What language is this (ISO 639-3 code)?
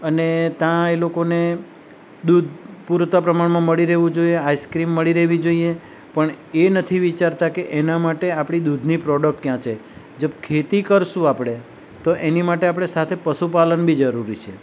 guj